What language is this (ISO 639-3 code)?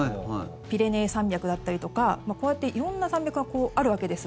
jpn